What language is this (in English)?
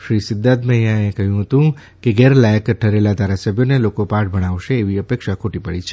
Gujarati